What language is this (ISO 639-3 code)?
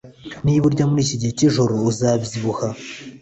kin